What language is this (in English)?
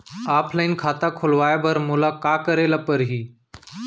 Chhattisgarhi